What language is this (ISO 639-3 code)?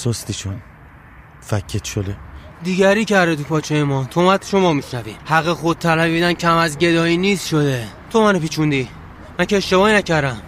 fas